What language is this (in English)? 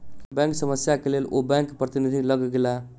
Maithili